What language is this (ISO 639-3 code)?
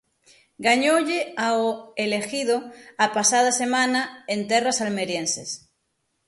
glg